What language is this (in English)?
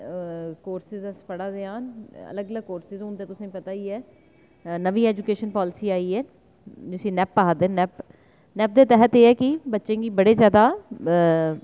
Dogri